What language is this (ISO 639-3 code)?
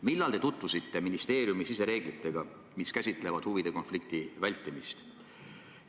est